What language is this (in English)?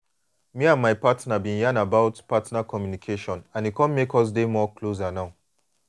Nigerian Pidgin